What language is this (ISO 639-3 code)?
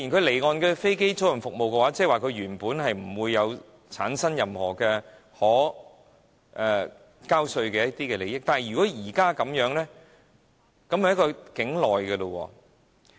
yue